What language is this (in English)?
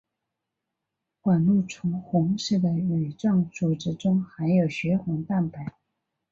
Chinese